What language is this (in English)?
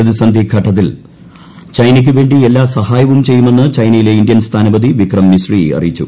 Malayalam